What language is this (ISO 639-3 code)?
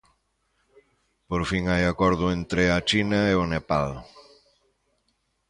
glg